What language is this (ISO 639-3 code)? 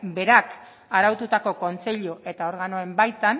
eus